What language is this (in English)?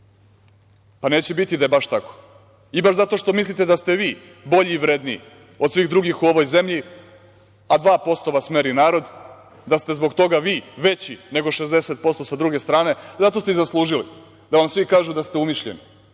Serbian